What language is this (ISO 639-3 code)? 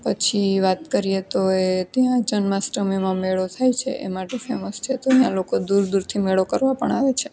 guj